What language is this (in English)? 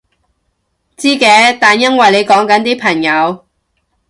Cantonese